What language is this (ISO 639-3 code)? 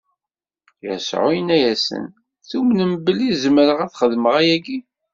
kab